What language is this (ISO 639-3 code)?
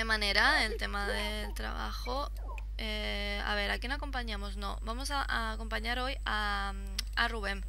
spa